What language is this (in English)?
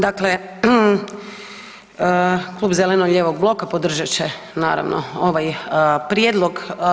Croatian